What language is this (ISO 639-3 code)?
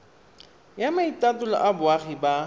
tsn